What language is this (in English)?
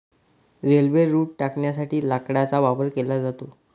Marathi